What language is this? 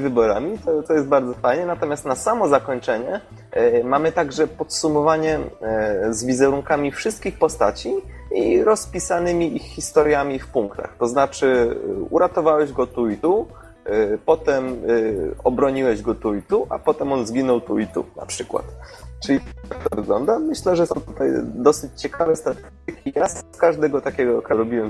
Polish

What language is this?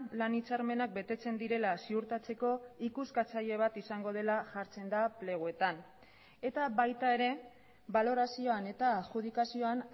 Basque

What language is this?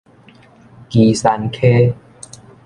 Min Nan Chinese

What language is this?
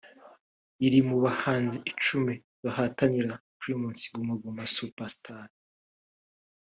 Kinyarwanda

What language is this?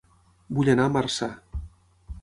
Catalan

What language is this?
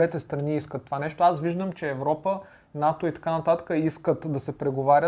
Bulgarian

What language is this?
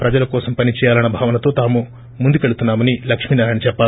Telugu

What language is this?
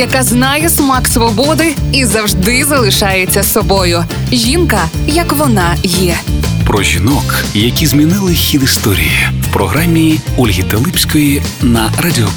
Ukrainian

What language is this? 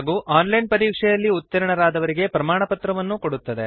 Kannada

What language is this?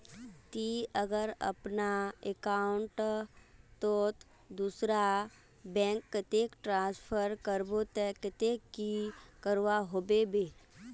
Magahi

